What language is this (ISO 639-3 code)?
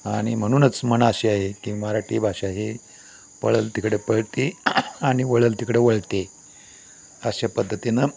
mar